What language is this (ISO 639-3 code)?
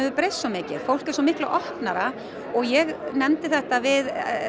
isl